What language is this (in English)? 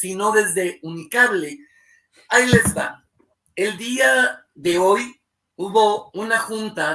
Spanish